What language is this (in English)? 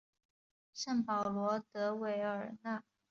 Chinese